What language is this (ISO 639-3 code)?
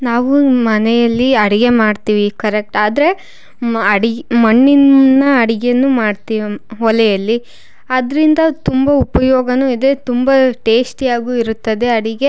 kan